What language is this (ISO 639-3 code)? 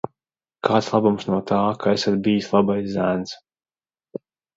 lav